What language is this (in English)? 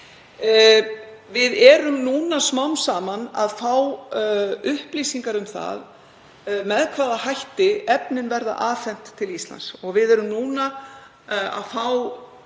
Icelandic